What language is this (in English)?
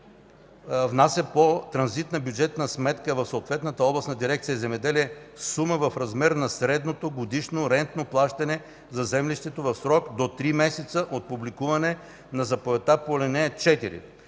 Bulgarian